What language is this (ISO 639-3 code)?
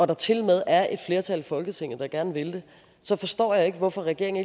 dan